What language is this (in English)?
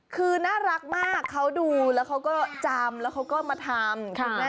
Thai